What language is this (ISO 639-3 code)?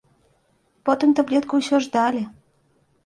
bel